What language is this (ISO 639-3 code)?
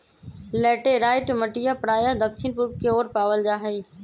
mag